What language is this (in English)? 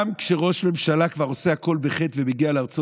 Hebrew